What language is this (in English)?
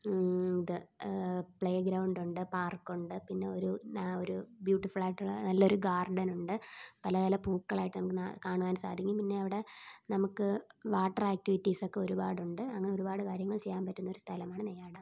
Malayalam